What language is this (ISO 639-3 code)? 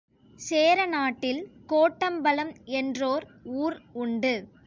tam